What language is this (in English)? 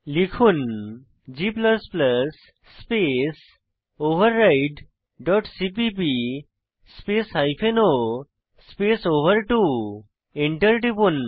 Bangla